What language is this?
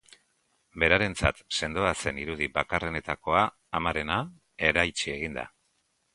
Basque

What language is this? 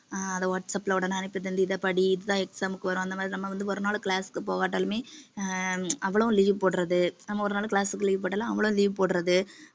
Tamil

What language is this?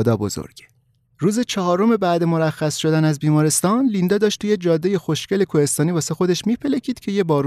Persian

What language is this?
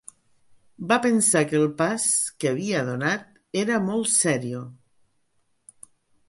Catalan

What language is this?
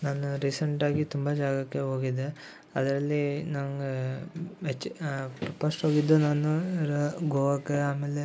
Kannada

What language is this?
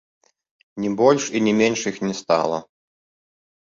Belarusian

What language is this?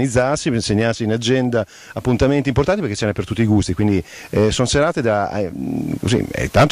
Italian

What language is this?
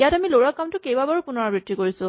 Assamese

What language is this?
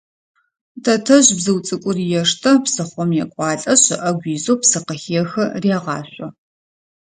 Adyghe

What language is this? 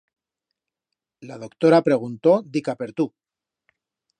Aragonese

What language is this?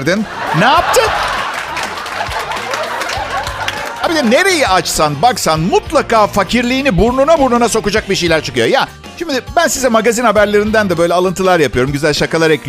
Turkish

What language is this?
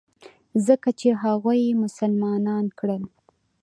Pashto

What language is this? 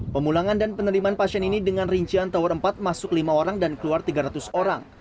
Indonesian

